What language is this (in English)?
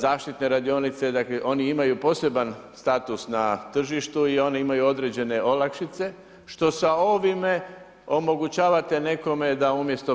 Croatian